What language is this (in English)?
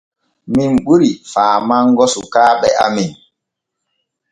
Borgu Fulfulde